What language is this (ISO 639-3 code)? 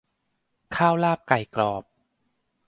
tha